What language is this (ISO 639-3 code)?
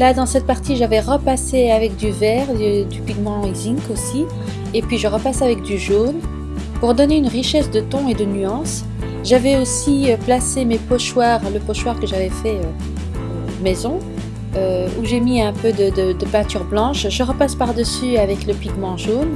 fra